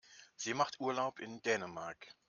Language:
German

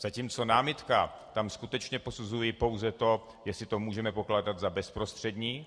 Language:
Czech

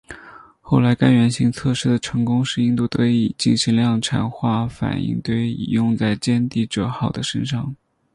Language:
Chinese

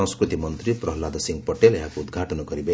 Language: Odia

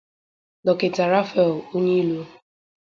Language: Igbo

